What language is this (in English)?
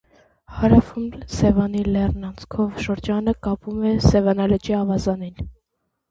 Armenian